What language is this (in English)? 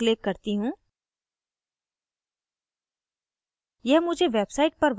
Hindi